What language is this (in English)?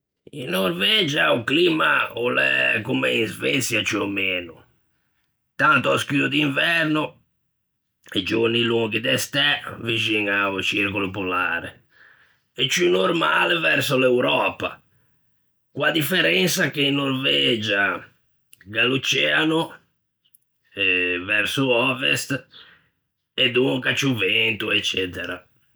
Ligurian